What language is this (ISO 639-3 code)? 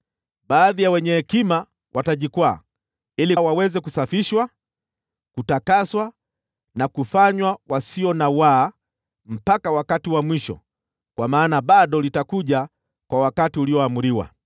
swa